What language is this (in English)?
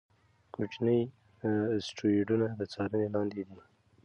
Pashto